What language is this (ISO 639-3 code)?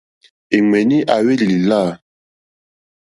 bri